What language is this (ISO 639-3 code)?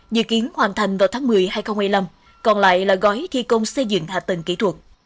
vie